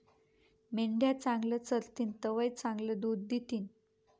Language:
Marathi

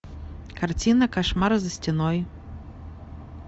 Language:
Russian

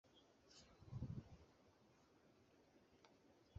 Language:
Kinyarwanda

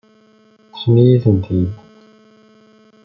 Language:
Kabyle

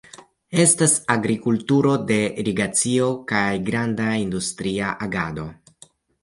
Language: Esperanto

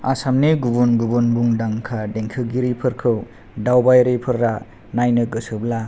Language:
Bodo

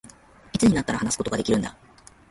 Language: Japanese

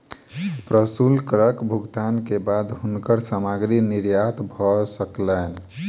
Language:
Maithili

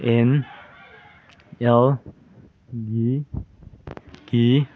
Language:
Manipuri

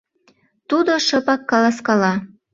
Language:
Mari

